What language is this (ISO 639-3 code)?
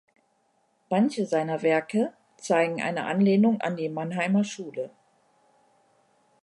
deu